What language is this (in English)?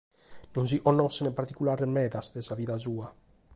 Sardinian